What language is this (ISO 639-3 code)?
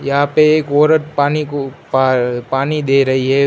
hin